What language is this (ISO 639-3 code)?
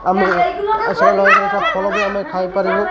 ori